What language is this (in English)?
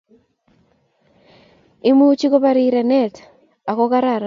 Kalenjin